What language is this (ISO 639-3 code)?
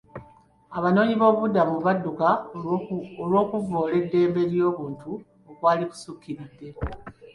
lug